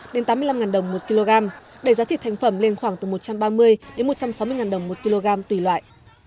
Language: Vietnamese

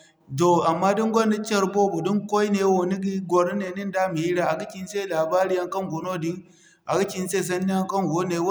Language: Zarma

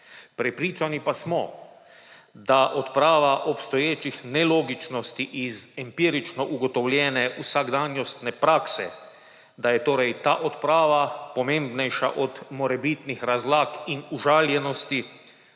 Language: Slovenian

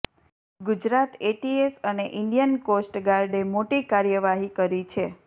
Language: Gujarati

